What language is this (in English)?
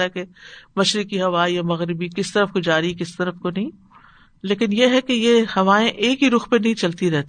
Urdu